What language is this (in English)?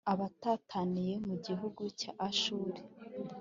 Kinyarwanda